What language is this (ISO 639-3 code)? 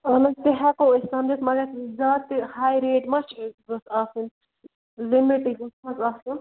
kas